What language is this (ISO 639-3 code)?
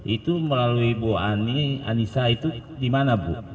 ind